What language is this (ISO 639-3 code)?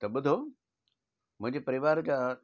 snd